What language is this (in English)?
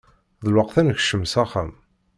Kabyle